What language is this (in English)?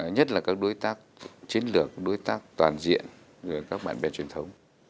Vietnamese